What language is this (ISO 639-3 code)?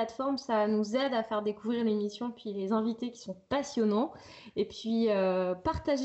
fra